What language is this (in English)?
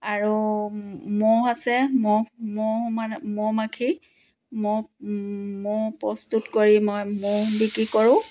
Assamese